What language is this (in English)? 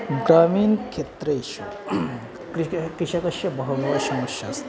Sanskrit